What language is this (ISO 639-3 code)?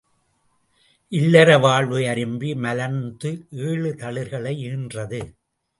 tam